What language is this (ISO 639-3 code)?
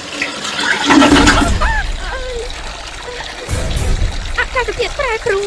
tha